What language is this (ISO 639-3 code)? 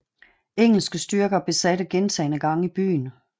dan